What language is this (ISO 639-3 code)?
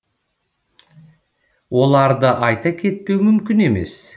kaz